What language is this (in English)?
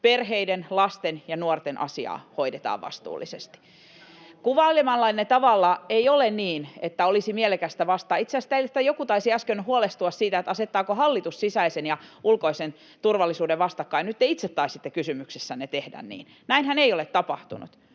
Finnish